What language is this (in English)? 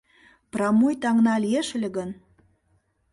Mari